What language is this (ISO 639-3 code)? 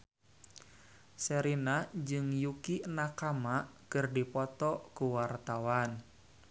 sun